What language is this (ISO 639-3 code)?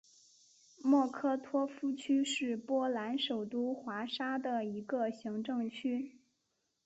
zho